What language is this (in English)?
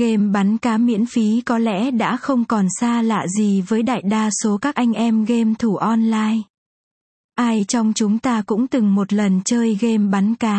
Vietnamese